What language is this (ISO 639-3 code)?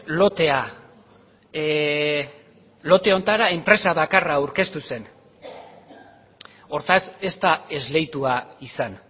eus